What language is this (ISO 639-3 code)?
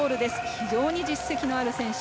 jpn